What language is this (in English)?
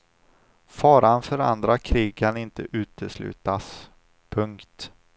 Swedish